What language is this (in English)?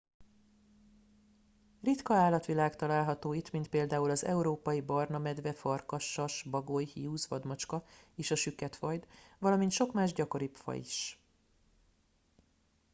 Hungarian